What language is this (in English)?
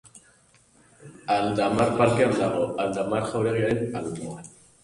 Basque